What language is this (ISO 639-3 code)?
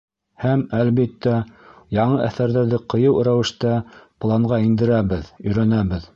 bak